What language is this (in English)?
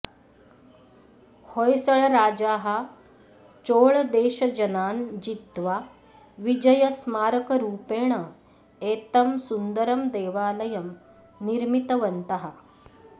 Sanskrit